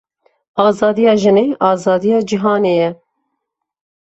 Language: Kurdish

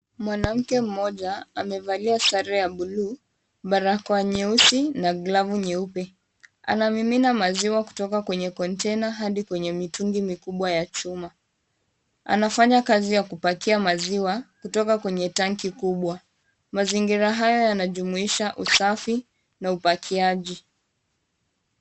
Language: Swahili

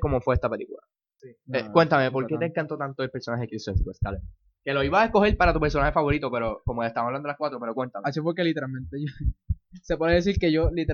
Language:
Spanish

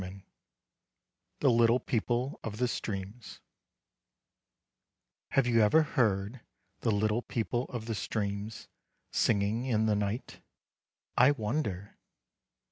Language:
English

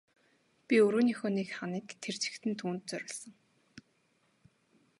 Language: Mongolian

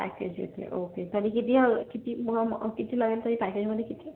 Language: Marathi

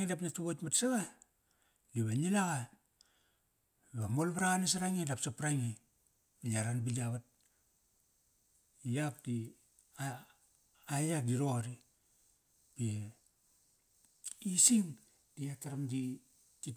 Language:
Kairak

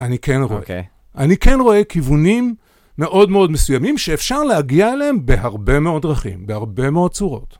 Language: Hebrew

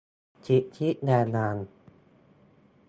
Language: Thai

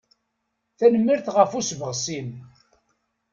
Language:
Kabyle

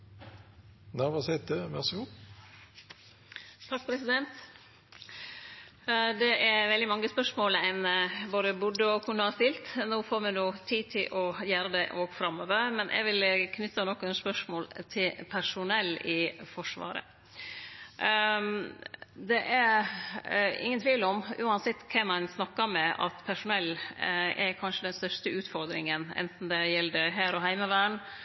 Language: Norwegian Nynorsk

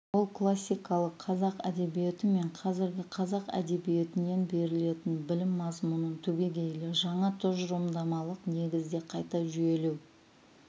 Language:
Kazakh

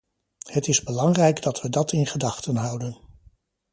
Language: Dutch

